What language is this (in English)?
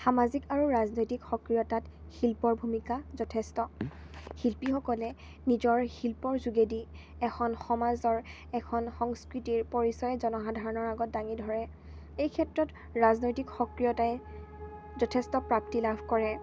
Assamese